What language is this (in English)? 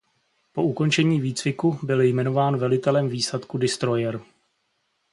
Czech